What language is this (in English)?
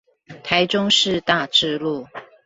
Chinese